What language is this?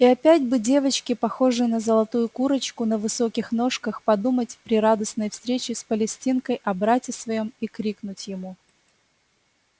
Russian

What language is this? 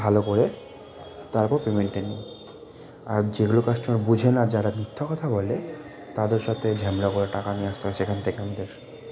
Bangla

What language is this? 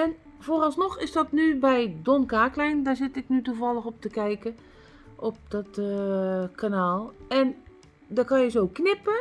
Dutch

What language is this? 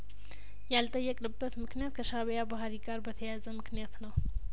Amharic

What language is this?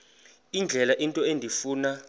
Xhosa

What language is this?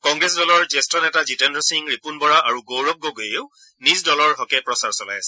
Assamese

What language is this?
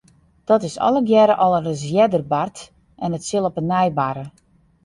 Western Frisian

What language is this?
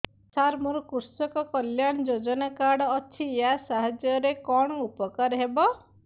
Odia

